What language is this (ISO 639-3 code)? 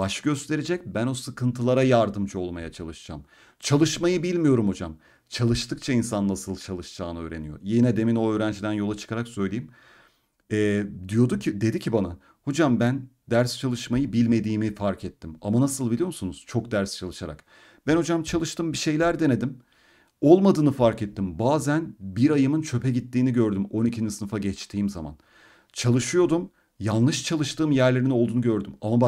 tur